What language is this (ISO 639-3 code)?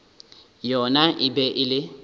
nso